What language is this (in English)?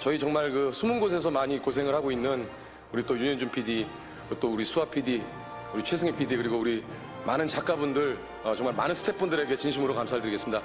Korean